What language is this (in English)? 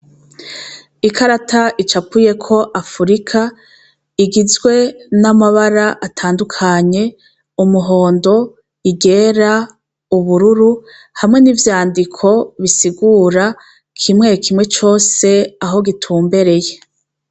Rundi